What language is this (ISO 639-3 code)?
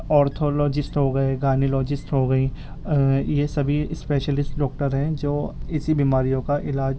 urd